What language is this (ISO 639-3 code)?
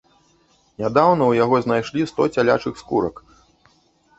bel